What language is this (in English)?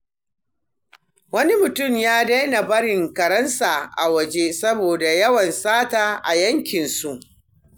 Hausa